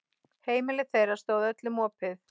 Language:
Icelandic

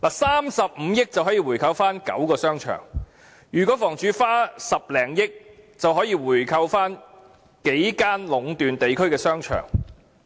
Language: Cantonese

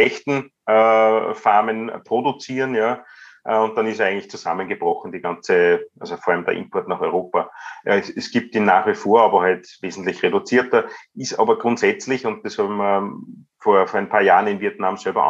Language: German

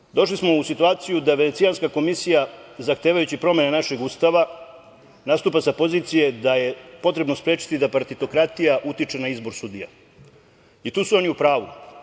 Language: Serbian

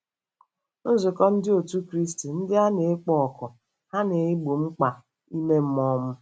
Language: Igbo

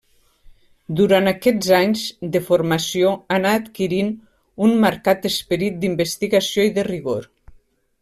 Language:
Catalan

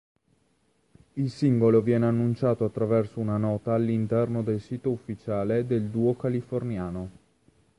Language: Italian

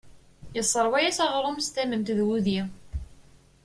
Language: Kabyle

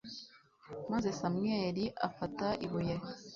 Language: Kinyarwanda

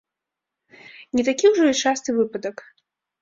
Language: Belarusian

